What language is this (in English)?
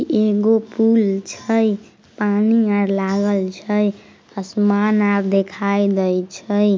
Magahi